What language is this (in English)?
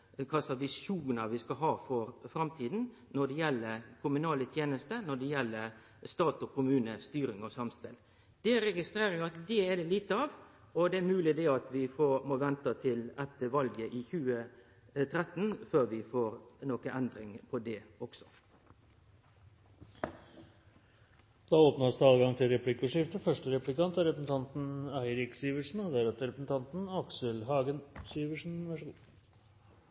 Norwegian